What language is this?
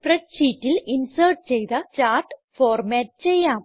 Malayalam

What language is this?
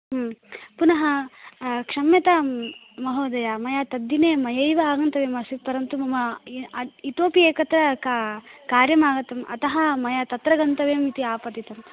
Sanskrit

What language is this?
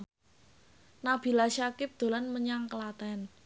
Javanese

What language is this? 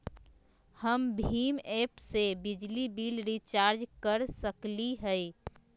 Magahi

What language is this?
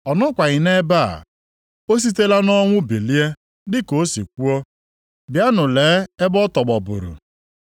Igbo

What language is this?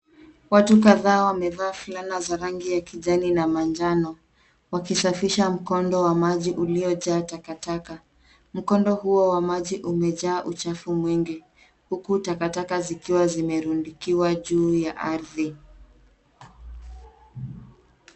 Swahili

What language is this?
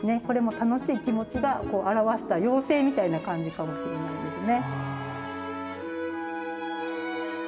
Japanese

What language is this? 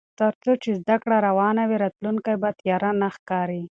Pashto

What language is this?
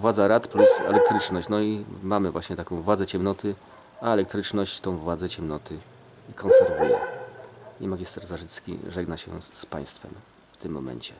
Polish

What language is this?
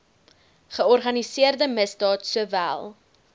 Afrikaans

